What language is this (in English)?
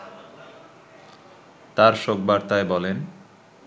Bangla